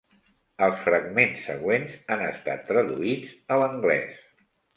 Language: Catalan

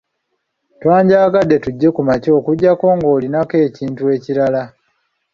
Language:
Ganda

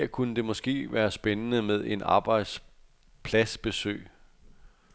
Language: Danish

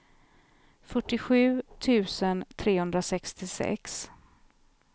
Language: Swedish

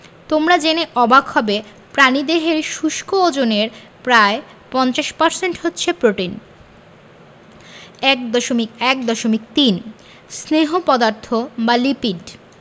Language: Bangla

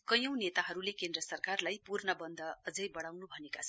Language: Nepali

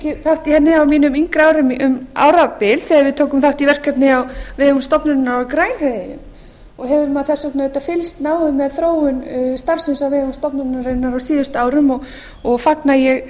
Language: Icelandic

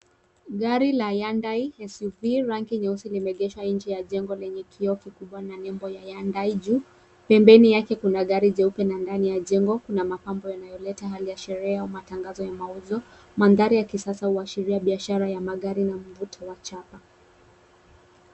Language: Swahili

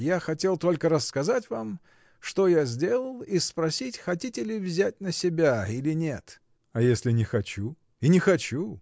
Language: Russian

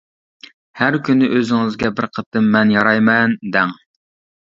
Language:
Uyghur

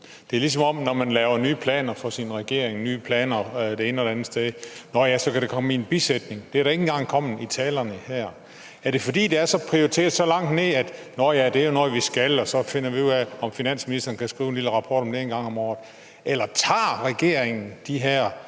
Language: Danish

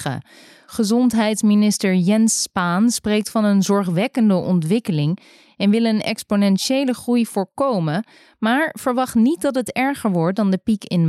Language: Dutch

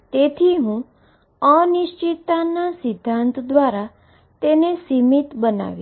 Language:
Gujarati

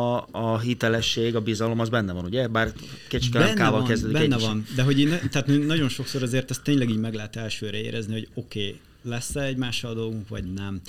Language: Hungarian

